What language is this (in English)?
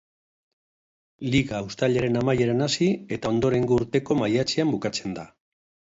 Basque